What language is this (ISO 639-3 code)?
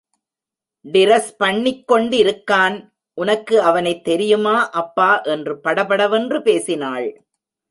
tam